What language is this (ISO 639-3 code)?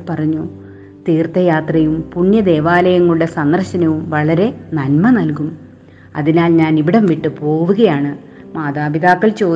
mal